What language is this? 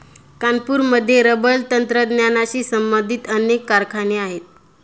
Marathi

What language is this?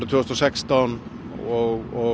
Icelandic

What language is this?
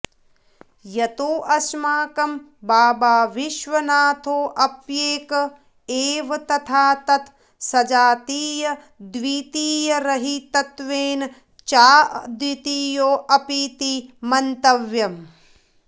Sanskrit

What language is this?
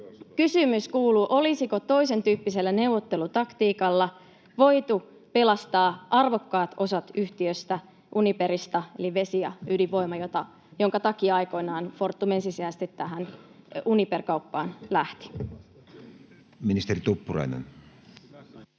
Finnish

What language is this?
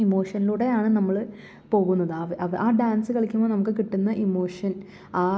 Malayalam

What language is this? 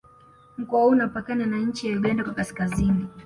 Swahili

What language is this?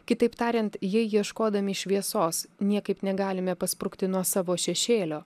Lithuanian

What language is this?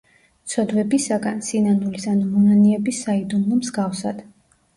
Georgian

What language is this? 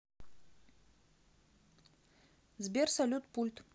Russian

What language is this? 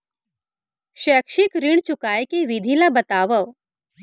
Chhattisgarhi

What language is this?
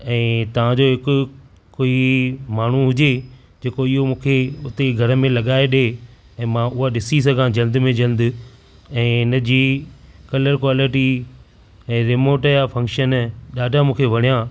Sindhi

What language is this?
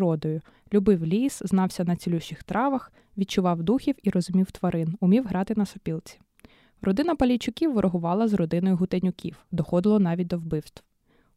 Ukrainian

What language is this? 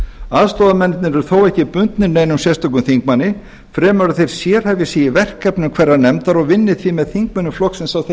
Icelandic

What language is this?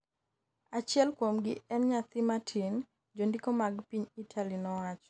Luo (Kenya and Tanzania)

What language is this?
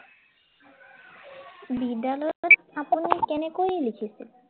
Assamese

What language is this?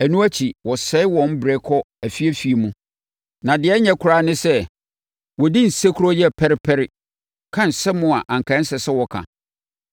Akan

